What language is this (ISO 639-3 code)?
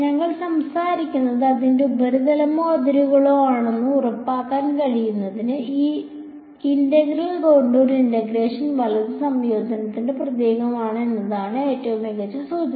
mal